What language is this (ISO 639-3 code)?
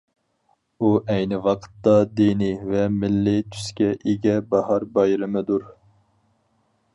uig